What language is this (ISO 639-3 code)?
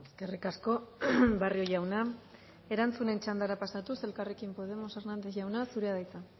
eus